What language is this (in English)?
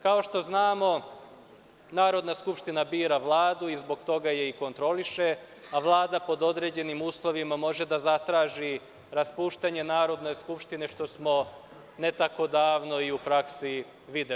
Serbian